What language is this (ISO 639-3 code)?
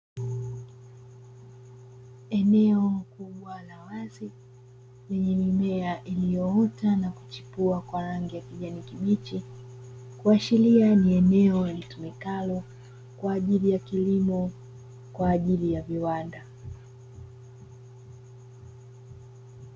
swa